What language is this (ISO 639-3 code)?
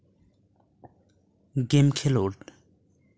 sat